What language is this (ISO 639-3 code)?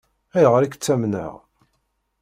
kab